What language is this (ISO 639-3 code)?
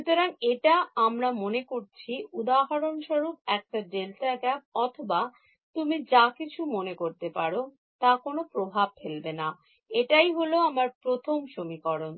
ben